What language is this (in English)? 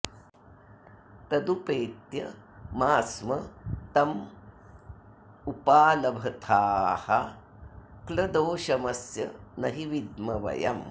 Sanskrit